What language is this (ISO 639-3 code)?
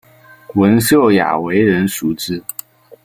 zho